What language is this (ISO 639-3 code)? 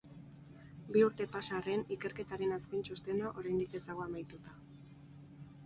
eus